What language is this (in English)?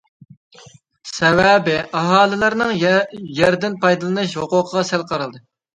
Uyghur